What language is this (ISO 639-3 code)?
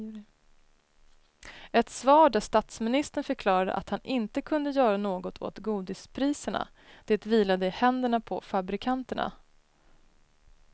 swe